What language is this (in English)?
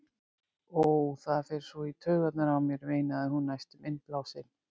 Icelandic